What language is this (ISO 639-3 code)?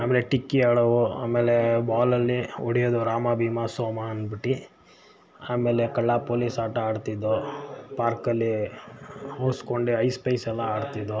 kan